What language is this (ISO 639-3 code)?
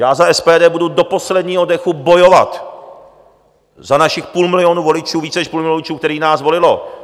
ces